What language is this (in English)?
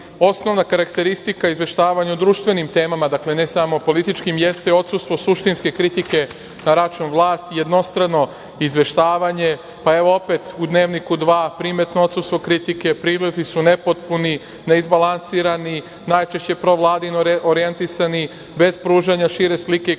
Serbian